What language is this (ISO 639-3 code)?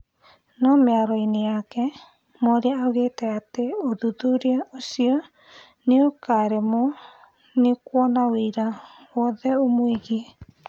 kik